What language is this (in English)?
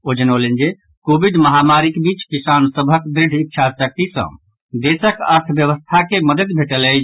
Maithili